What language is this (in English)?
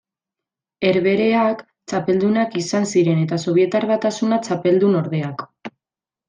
Basque